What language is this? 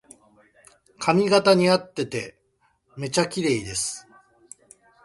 Japanese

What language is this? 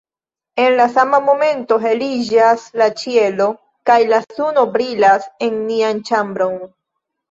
Esperanto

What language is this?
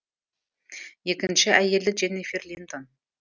Kazakh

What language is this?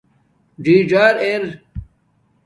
Domaaki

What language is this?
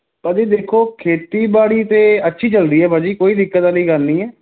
Punjabi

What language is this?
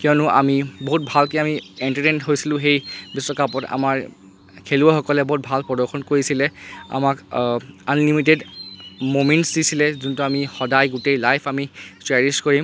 Assamese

